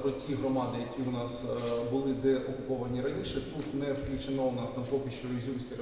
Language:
Ukrainian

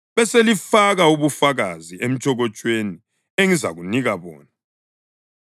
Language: North Ndebele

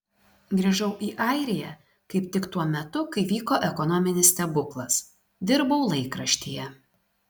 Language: Lithuanian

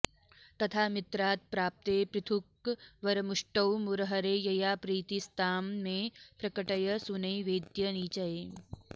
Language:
Sanskrit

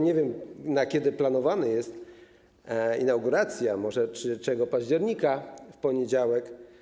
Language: Polish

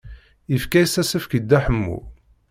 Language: Kabyle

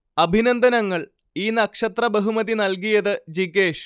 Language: Malayalam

